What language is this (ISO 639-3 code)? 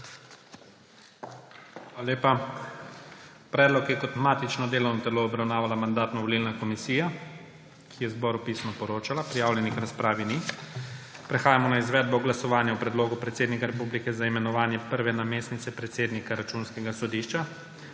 slv